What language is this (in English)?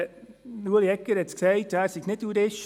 Swiss German